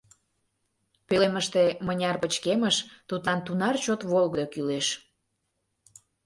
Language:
Mari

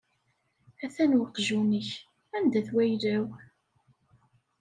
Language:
Kabyle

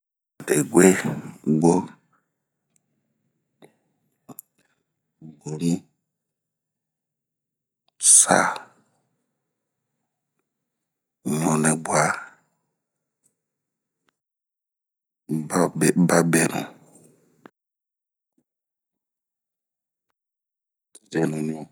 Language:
Bomu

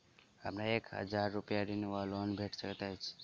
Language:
Maithili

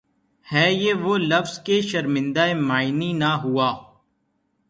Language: Urdu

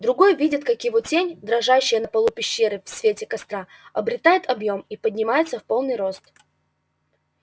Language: Russian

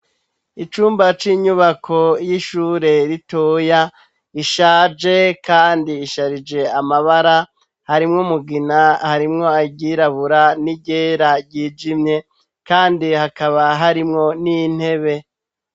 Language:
Rundi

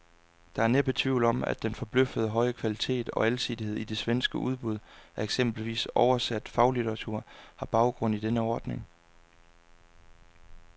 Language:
Danish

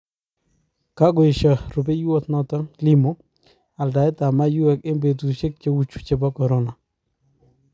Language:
Kalenjin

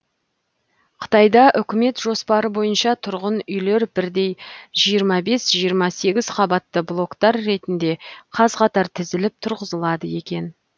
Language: Kazakh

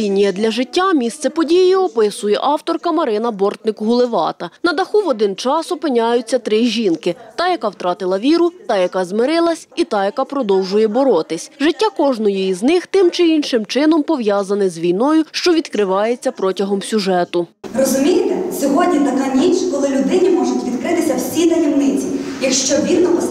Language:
Ukrainian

